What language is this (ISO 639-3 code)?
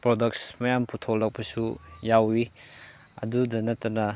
mni